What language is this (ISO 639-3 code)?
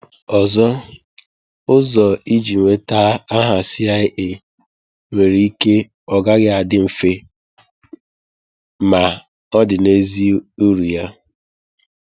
ibo